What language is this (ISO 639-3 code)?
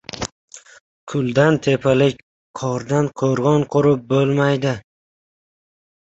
uzb